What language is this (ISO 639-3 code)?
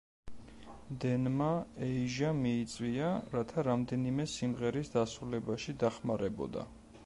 kat